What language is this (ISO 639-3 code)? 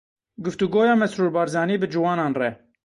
kur